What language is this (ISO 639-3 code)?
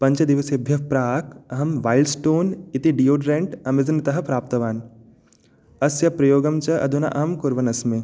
san